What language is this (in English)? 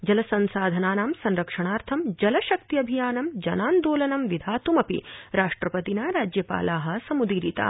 Sanskrit